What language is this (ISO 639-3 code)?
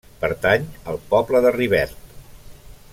cat